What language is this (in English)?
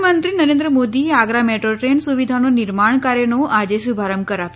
Gujarati